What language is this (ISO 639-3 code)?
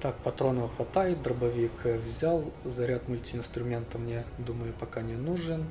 rus